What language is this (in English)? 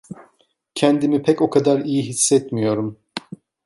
Turkish